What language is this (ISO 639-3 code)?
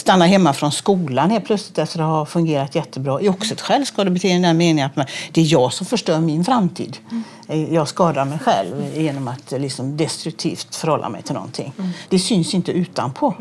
swe